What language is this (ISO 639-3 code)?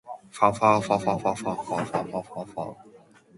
eng